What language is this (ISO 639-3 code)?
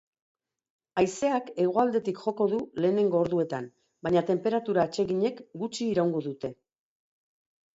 eus